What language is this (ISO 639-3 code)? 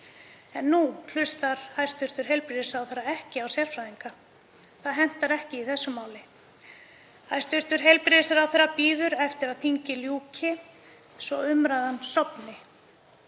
isl